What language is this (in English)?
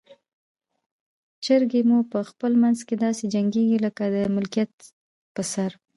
Pashto